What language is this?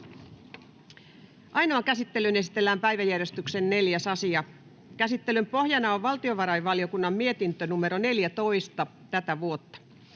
Finnish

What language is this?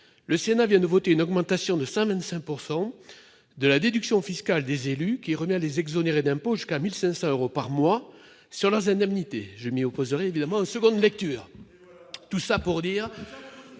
French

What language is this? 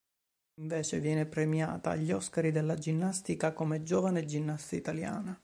Italian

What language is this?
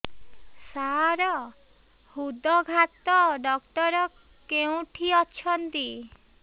Odia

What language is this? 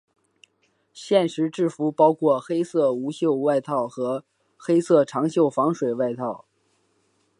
Chinese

